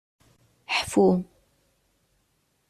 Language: Kabyle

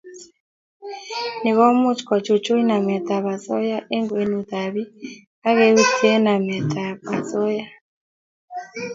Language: Kalenjin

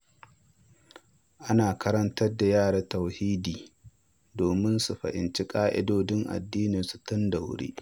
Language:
Hausa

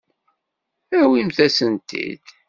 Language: Kabyle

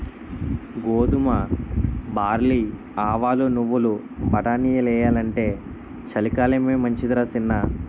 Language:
Telugu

